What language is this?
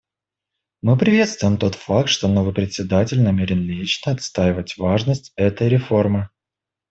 Russian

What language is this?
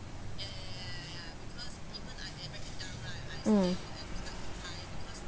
English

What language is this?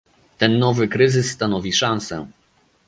Polish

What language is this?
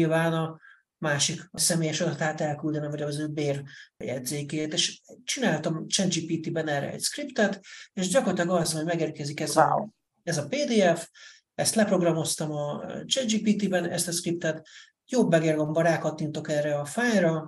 Hungarian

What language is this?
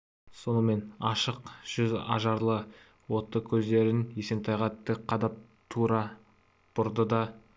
Kazakh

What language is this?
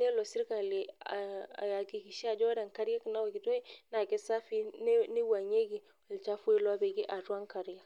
Masai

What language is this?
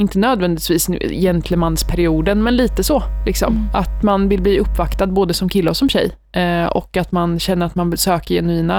Swedish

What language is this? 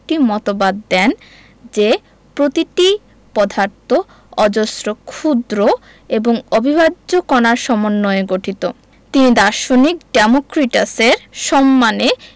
Bangla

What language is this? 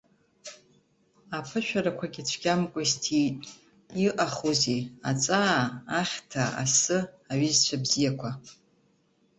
Abkhazian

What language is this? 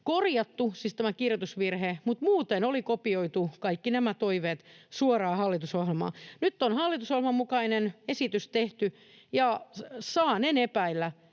Finnish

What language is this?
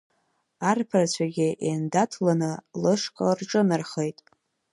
Abkhazian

